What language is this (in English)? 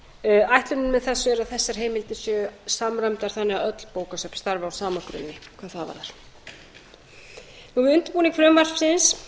Icelandic